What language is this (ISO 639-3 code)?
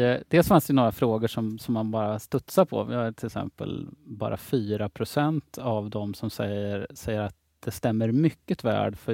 swe